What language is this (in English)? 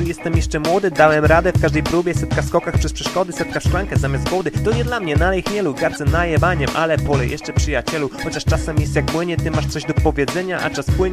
Polish